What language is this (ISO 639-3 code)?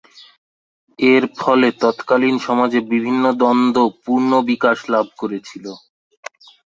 ben